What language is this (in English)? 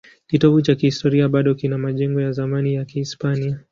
Swahili